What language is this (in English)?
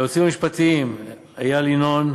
Hebrew